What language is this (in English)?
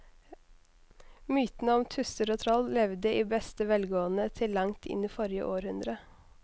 Norwegian